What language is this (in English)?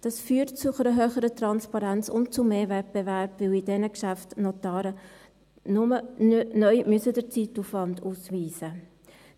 Swiss German